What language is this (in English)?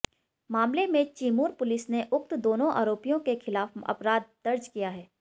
Hindi